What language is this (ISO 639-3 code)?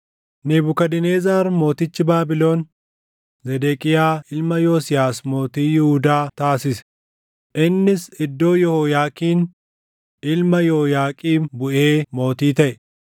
orm